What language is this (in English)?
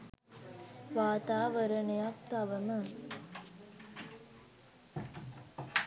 Sinhala